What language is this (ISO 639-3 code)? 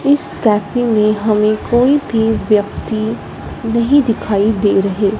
hin